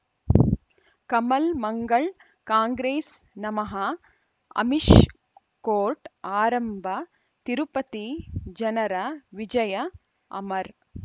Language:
Kannada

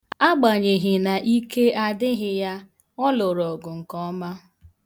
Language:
Igbo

